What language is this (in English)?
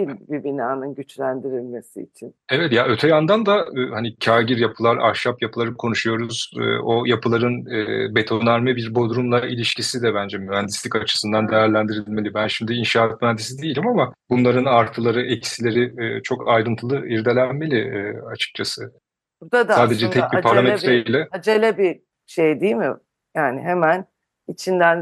Turkish